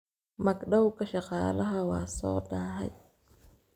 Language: Somali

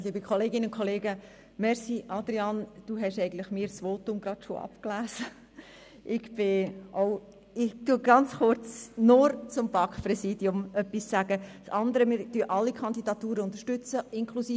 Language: Swiss German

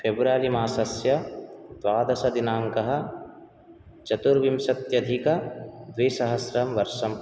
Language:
Sanskrit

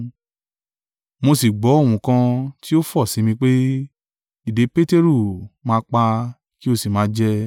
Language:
Yoruba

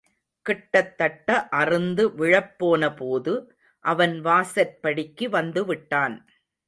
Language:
Tamil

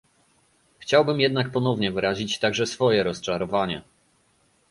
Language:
Polish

